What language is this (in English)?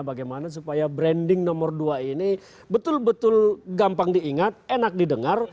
Indonesian